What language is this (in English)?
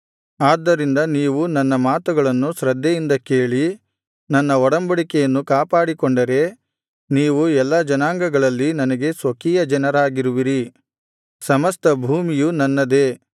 Kannada